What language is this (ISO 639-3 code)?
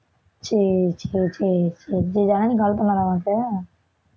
tam